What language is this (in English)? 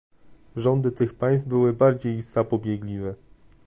Polish